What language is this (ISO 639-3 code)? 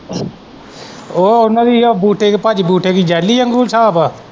pan